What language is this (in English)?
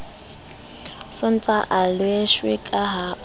Southern Sotho